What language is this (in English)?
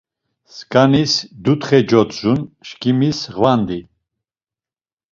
Laz